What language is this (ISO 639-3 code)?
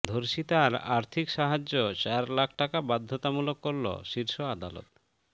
ben